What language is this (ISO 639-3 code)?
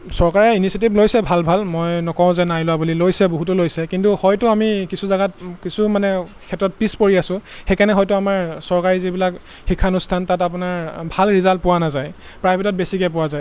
asm